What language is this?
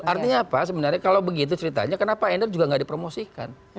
Indonesian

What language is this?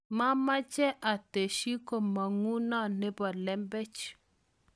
Kalenjin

